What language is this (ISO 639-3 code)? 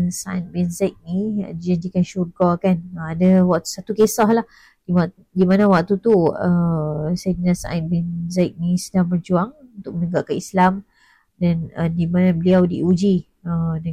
msa